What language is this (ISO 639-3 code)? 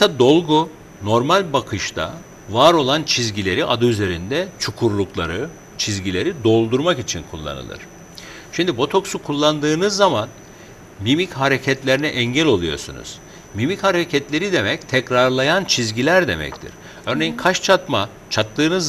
tur